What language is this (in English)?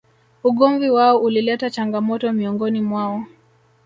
Swahili